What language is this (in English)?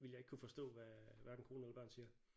Danish